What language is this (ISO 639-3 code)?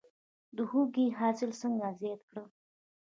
pus